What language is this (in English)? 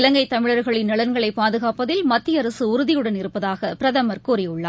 Tamil